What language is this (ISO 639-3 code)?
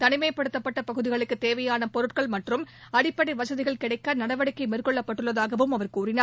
tam